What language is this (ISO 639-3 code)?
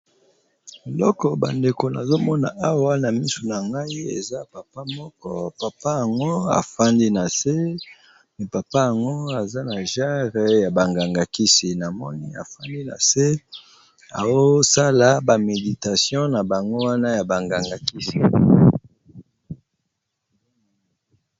lin